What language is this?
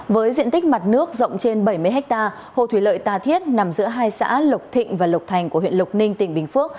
Vietnamese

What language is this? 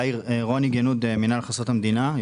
Hebrew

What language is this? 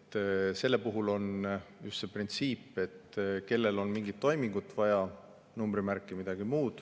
Estonian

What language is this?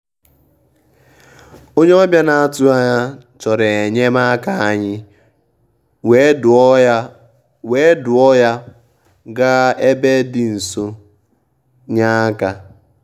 Igbo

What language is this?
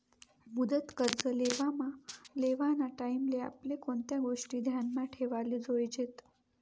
Marathi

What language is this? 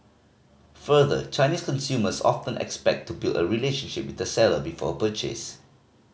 English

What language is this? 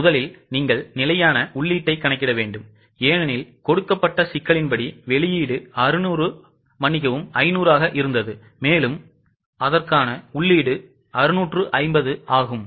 Tamil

